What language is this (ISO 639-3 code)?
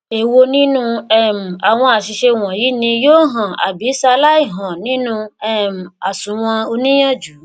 yor